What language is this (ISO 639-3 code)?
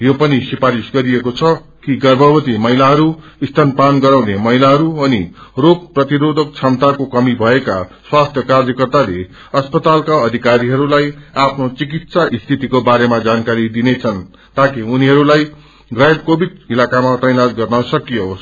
nep